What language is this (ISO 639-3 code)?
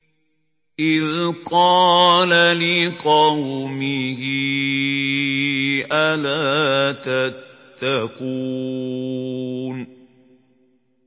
ara